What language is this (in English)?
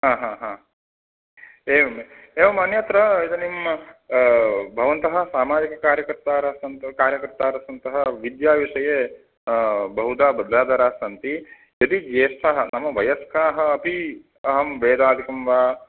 Sanskrit